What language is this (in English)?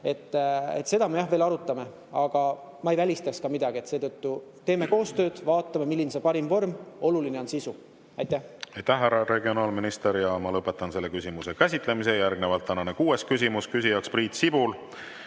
Estonian